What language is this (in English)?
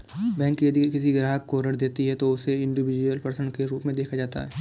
Hindi